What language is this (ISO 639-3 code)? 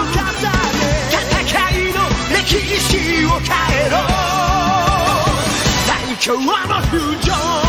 tha